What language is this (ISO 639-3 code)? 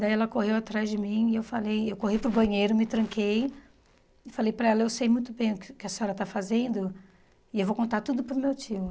por